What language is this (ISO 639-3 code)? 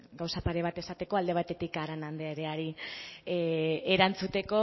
eus